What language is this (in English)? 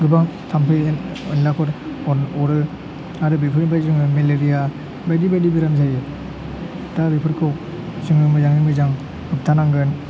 Bodo